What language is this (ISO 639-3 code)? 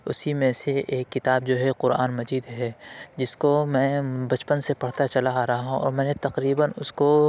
urd